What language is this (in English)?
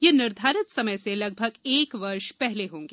Hindi